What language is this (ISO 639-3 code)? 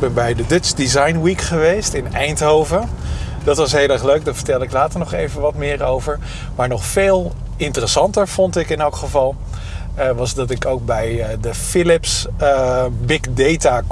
nld